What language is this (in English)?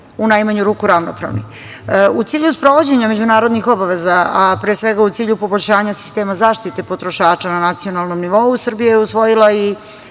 Serbian